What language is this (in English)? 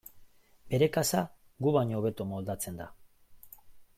Basque